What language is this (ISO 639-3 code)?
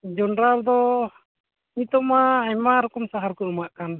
sat